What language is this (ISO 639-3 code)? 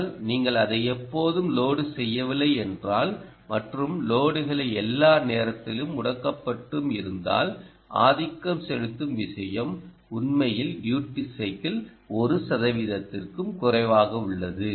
tam